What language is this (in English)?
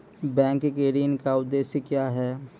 Maithili